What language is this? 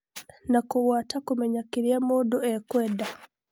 Kikuyu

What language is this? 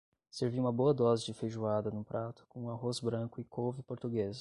Portuguese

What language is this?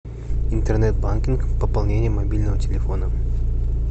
Russian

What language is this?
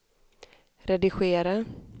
Swedish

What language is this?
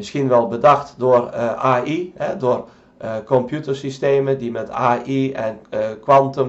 Dutch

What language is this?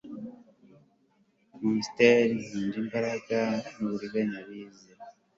Kinyarwanda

